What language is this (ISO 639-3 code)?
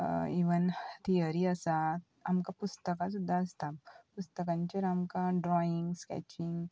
kok